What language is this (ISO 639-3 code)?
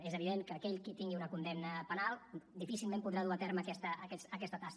cat